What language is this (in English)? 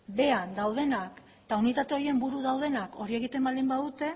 Basque